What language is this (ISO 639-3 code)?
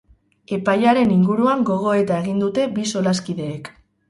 eus